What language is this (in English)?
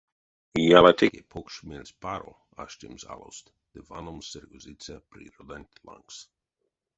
Erzya